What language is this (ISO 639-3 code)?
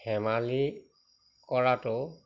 asm